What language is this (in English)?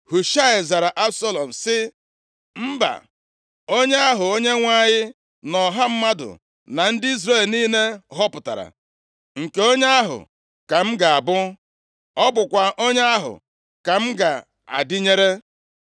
Igbo